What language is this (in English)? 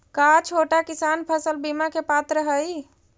Magahi